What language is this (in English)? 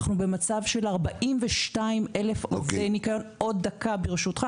Hebrew